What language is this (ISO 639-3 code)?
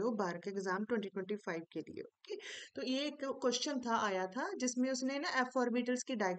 hin